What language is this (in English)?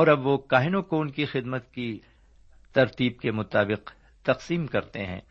Urdu